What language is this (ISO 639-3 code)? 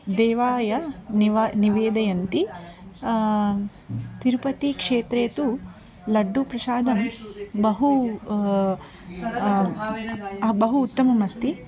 san